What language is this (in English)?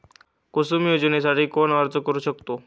Marathi